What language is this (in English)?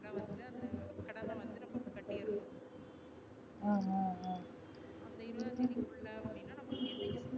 Tamil